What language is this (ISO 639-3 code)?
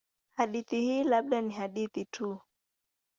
swa